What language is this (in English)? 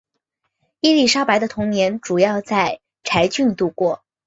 Chinese